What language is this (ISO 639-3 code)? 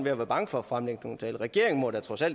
dan